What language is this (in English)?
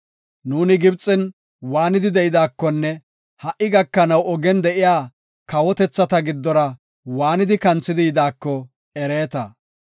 Gofa